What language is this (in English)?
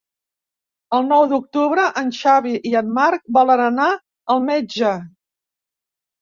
Catalan